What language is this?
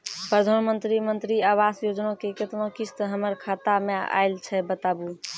Maithili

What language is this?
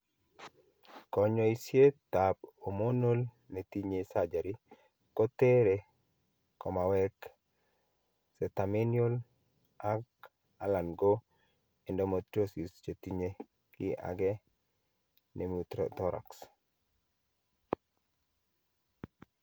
Kalenjin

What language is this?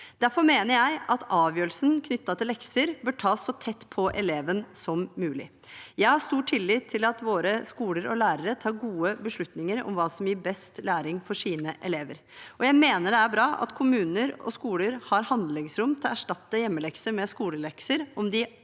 Norwegian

